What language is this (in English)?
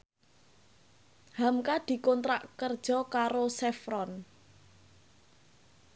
Javanese